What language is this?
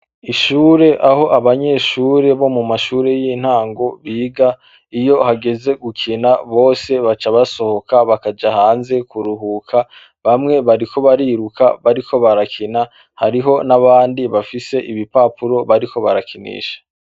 Rundi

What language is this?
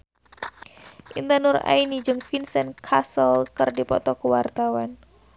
Sundanese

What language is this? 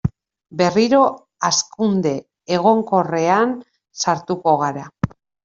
Basque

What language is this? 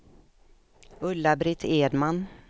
Swedish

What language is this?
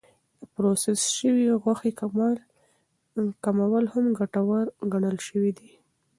Pashto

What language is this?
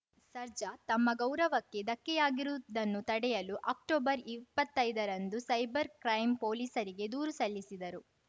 Kannada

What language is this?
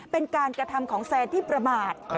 Thai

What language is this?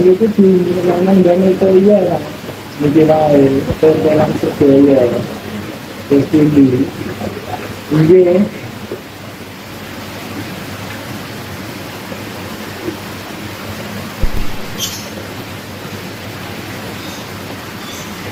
Indonesian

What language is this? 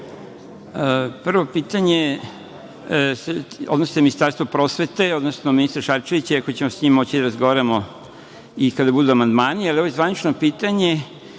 Serbian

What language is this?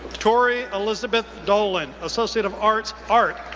English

